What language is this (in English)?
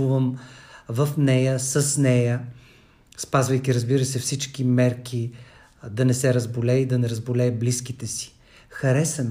Bulgarian